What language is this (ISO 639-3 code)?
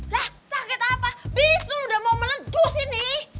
ind